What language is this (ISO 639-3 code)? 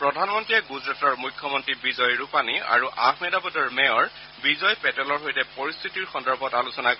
asm